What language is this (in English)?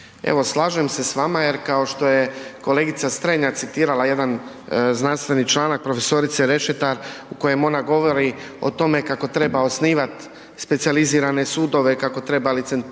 Croatian